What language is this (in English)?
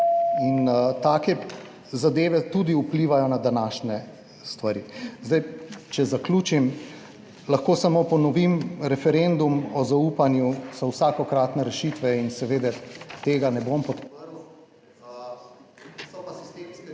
Slovenian